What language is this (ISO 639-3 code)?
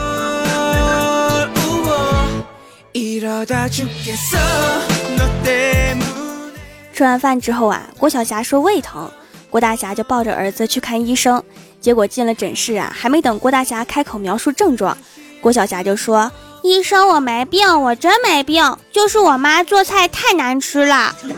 zho